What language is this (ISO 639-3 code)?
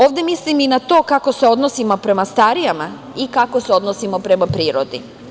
srp